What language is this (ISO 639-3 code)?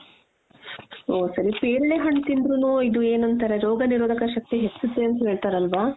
kan